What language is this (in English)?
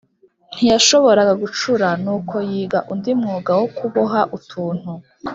Kinyarwanda